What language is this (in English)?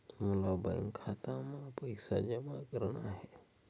Chhattisgarhi